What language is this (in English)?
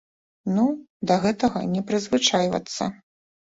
Belarusian